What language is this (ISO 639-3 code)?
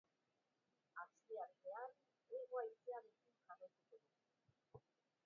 eus